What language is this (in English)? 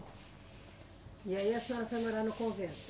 Portuguese